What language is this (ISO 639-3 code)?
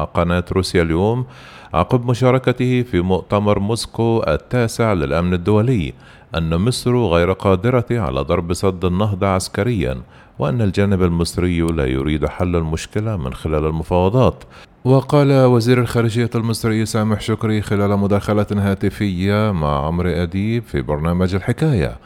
ara